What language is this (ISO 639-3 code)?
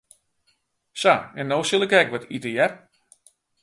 fry